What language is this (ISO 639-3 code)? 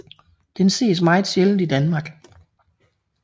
dan